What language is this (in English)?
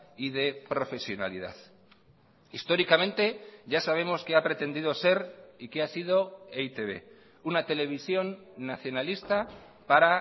Spanish